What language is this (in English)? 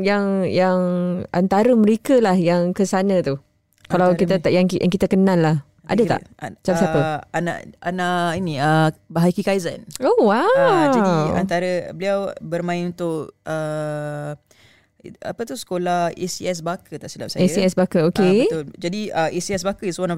Malay